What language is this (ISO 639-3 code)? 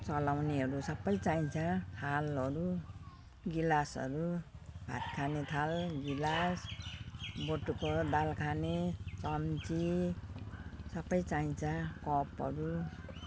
nep